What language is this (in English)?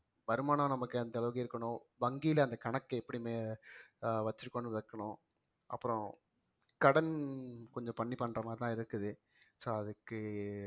Tamil